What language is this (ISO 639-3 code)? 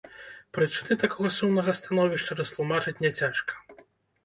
bel